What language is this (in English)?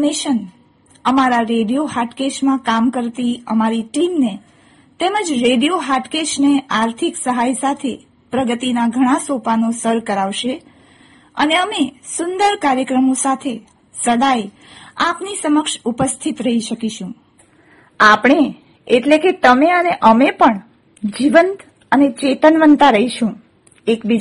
Gujarati